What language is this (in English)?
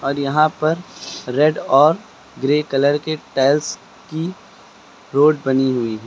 Hindi